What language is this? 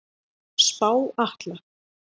Icelandic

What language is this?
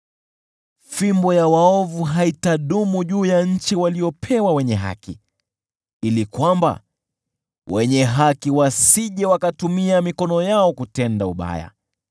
Swahili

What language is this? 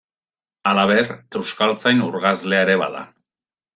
Basque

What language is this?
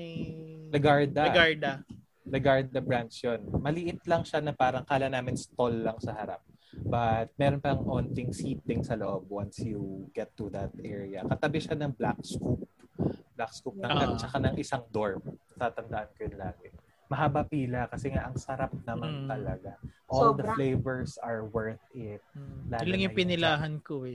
Filipino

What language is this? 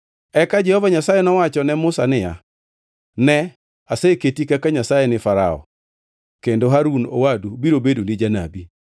Luo (Kenya and Tanzania)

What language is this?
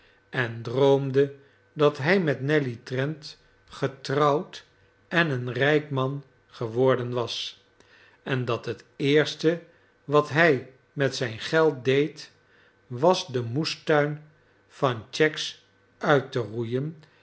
Dutch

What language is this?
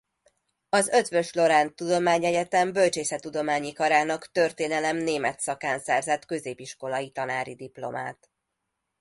Hungarian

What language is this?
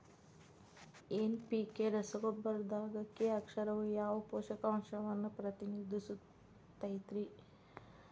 Kannada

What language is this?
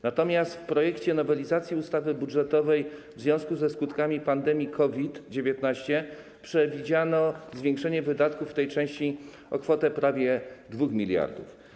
Polish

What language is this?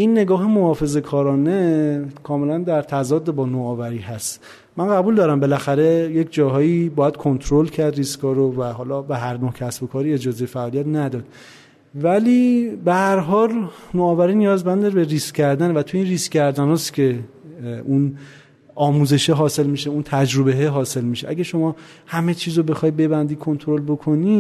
Persian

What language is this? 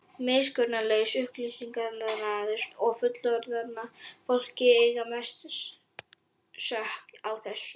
Icelandic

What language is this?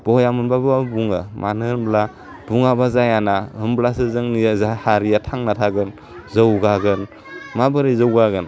Bodo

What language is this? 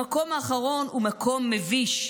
Hebrew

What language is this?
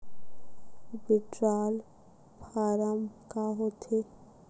Chhattisgarhi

